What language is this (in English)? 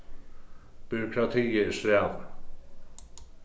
Faroese